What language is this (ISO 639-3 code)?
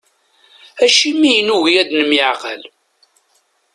kab